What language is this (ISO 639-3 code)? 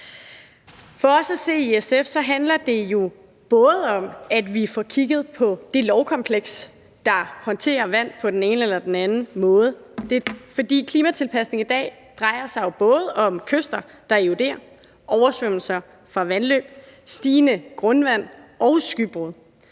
dan